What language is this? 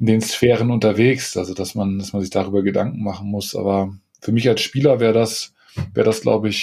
German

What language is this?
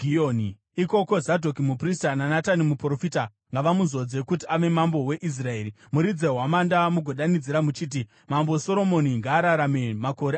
Shona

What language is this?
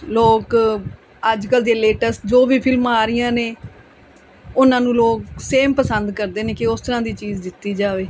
Punjabi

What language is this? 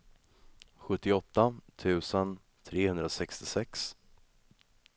Swedish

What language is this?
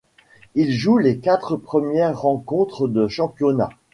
French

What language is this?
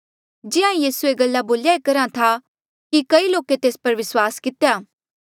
Mandeali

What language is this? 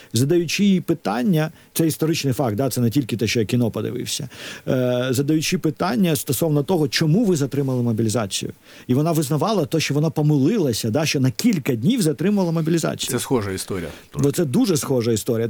Ukrainian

